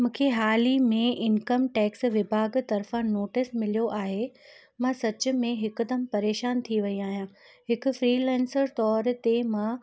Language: Sindhi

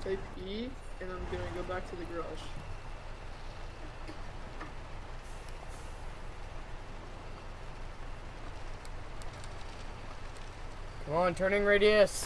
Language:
English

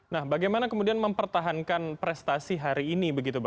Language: Indonesian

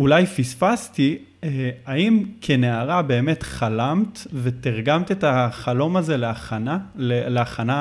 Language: Hebrew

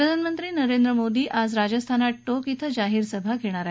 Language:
Marathi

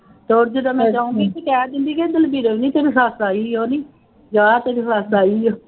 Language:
Punjabi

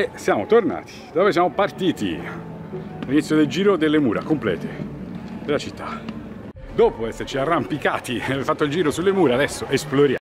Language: Italian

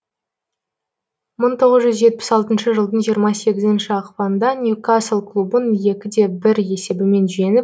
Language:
Kazakh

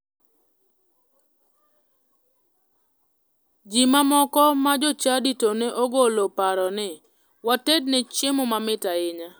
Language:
Luo (Kenya and Tanzania)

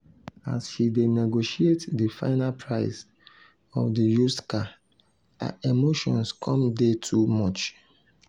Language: Nigerian Pidgin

